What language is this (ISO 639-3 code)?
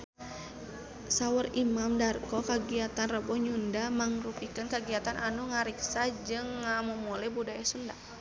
sun